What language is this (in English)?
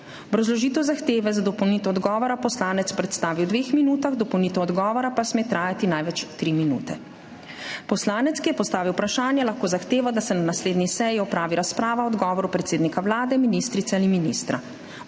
Slovenian